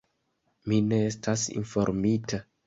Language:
Esperanto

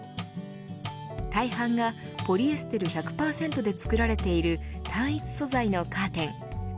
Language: Japanese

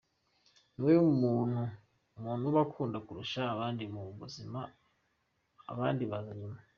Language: Kinyarwanda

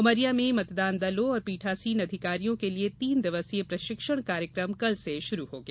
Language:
Hindi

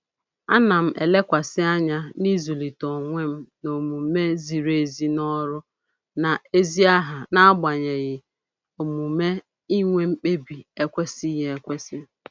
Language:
Igbo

